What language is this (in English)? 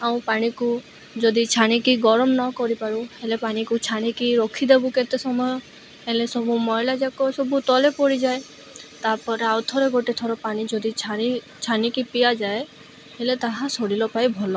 Odia